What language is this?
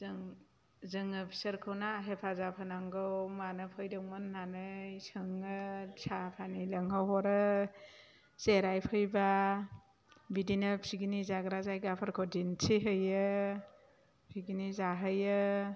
Bodo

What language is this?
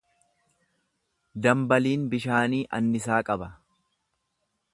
Oromo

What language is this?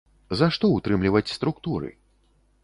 Belarusian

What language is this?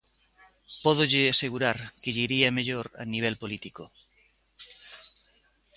Galician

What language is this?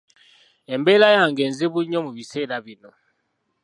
Ganda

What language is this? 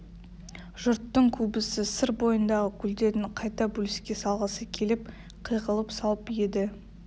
Kazakh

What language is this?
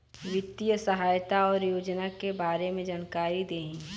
Bhojpuri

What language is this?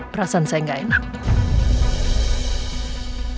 Indonesian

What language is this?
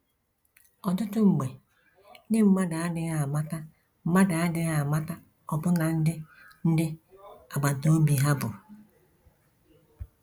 Igbo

